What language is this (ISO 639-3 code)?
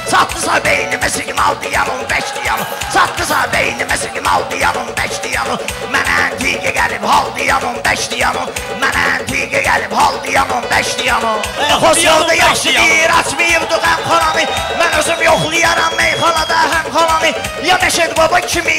tur